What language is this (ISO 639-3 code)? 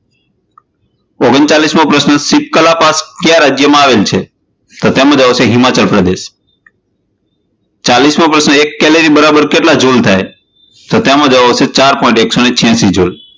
guj